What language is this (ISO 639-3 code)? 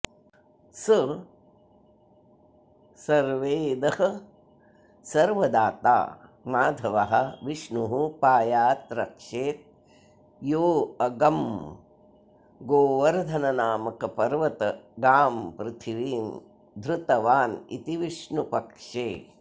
san